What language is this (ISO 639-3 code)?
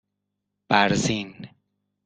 fas